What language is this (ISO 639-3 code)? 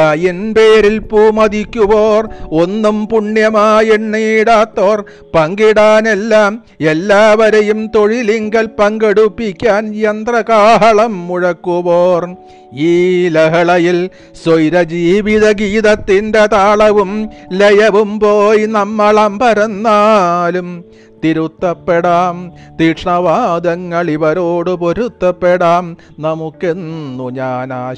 mal